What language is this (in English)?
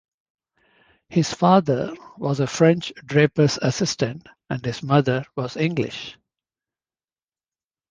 English